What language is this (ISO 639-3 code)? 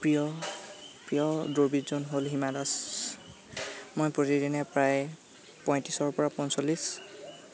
asm